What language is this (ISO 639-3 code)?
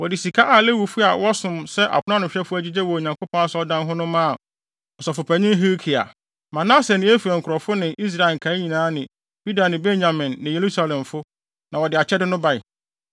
aka